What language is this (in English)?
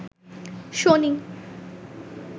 Bangla